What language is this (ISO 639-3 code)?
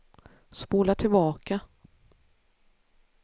swe